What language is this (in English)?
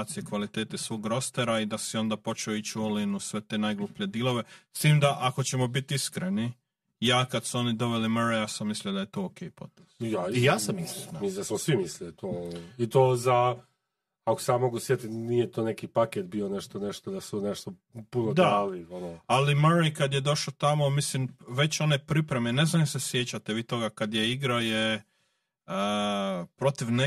Croatian